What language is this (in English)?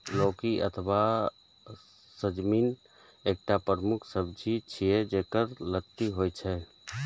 Maithili